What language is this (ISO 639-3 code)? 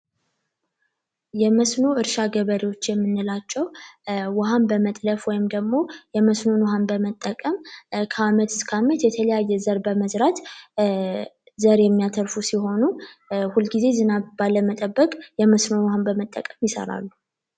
amh